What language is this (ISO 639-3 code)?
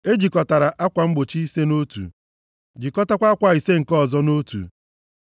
ibo